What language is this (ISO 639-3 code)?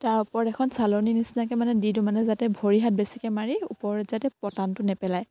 asm